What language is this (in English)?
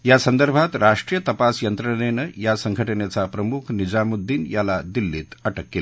Marathi